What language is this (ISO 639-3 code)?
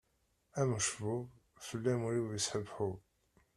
kab